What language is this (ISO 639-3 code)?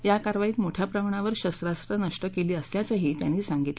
mar